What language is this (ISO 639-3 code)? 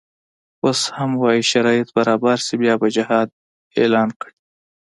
pus